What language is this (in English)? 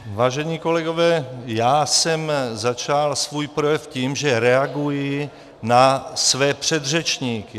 Czech